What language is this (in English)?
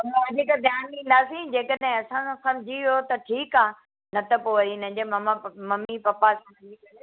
Sindhi